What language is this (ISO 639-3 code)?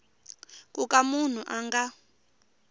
tso